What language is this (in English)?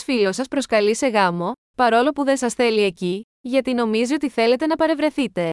Greek